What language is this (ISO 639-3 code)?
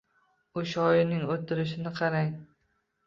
uzb